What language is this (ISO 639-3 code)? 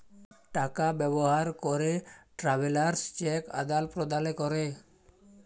ben